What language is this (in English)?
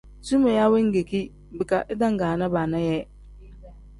Tem